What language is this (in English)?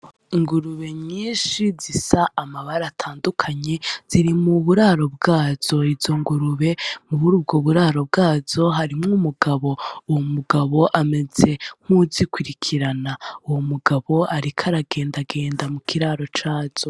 Rundi